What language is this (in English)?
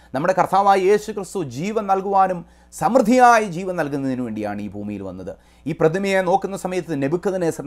Romanian